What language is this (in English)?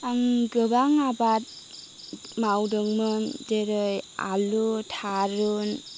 Bodo